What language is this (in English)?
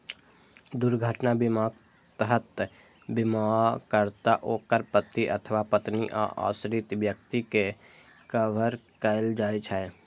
Maithili